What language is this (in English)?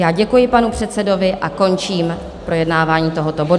Czech